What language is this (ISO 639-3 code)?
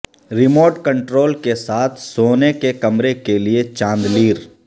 urd